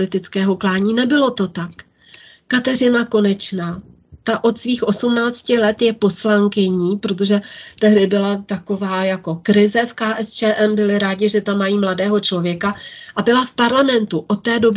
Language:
Czech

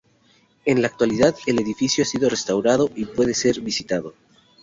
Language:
Spanish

